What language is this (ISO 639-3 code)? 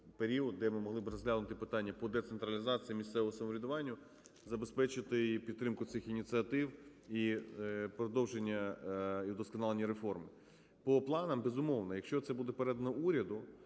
ukr